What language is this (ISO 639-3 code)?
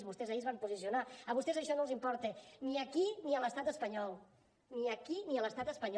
cat